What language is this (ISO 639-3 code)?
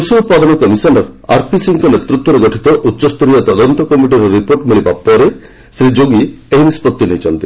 ori